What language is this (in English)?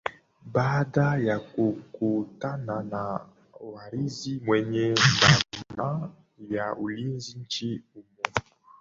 Swahili